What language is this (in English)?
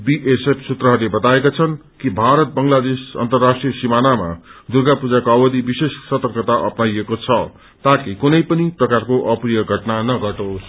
Nepali